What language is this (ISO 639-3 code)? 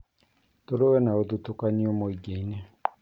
kik